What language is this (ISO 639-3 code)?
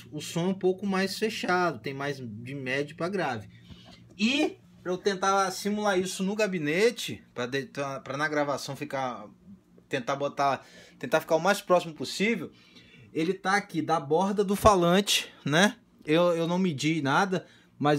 por